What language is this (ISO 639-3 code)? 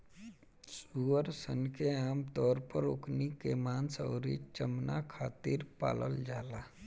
bho